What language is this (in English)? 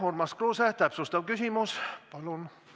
Estonian